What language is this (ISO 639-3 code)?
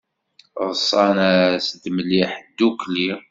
kab